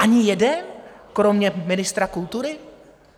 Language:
Czech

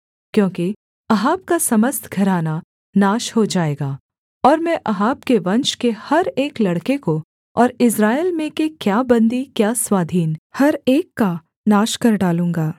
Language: Hindi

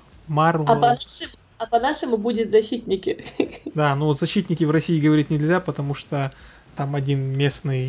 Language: Russian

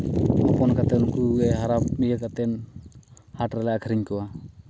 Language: Santali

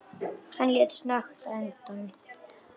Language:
Icelandic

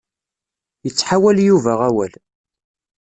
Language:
Kabyle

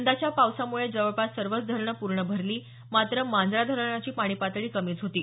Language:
Marathi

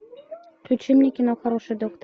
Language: Russian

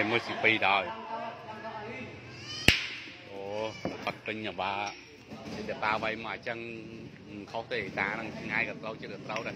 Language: Thai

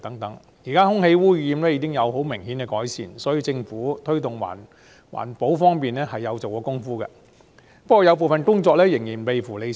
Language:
Cantonese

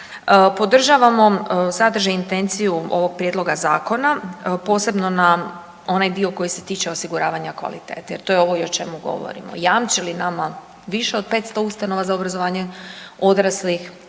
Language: Croatian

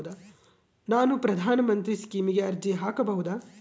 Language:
Kannada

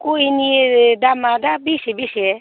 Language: Bodo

